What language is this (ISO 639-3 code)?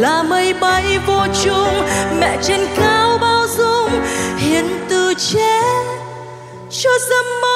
vie